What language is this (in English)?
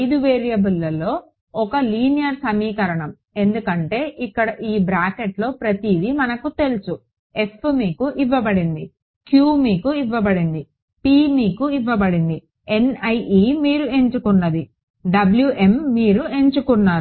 Telugu